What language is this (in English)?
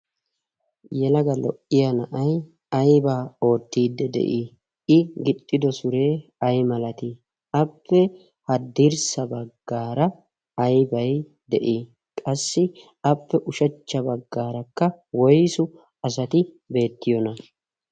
Wolaytta